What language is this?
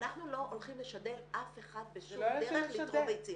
Hebrew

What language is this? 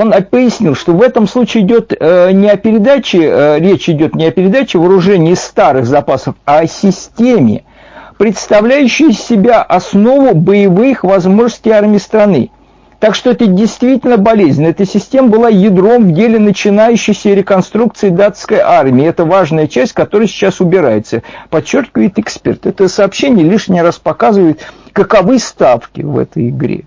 Russian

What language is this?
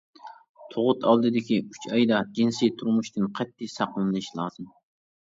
Uyghur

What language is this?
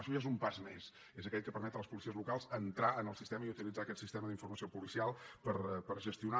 Catalan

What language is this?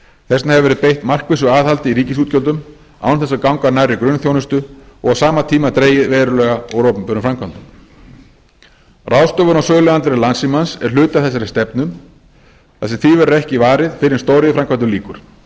Icelandic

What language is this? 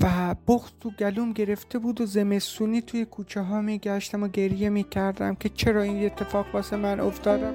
Persian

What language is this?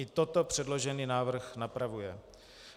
Czech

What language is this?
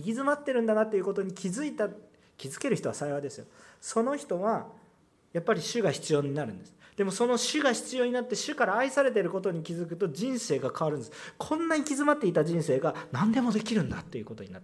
Japanese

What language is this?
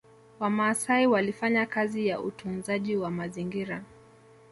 Swahili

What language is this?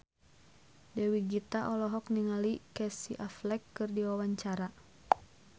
Sundanese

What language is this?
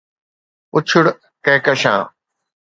Sindhi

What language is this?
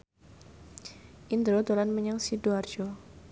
Javanese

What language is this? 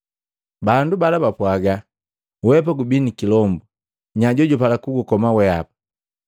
Matengo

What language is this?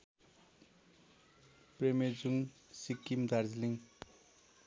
Nepali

